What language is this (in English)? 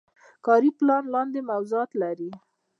Pashto